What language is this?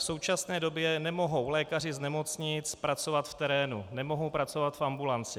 Czech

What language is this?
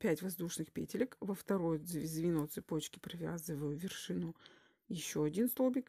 Russian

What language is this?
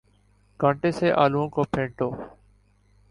Urdu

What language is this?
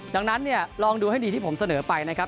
Thai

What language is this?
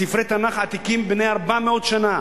Hebrew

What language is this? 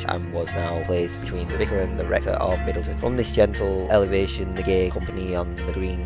English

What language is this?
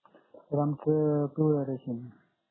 Marathi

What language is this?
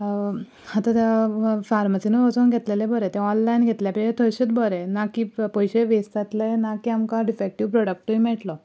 Konkani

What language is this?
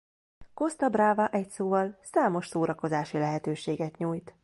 Hungarian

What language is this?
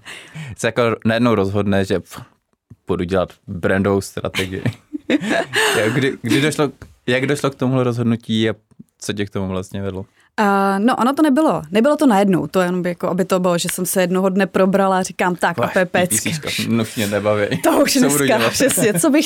Czech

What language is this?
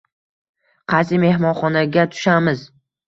Uzbek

